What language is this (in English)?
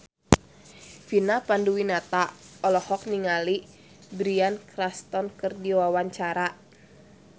Sundanese